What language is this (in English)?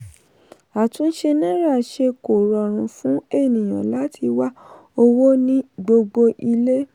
Yoruba